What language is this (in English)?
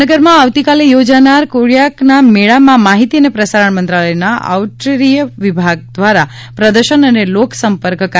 Gujarati